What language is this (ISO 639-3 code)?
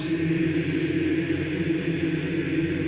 isl